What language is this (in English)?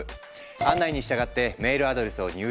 Japanese